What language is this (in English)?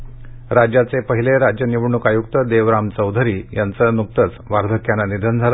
Marathi